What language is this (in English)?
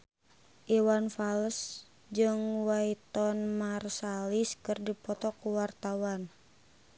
Sundanese